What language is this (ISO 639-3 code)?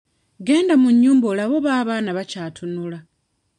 lug